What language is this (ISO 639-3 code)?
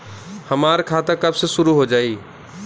bho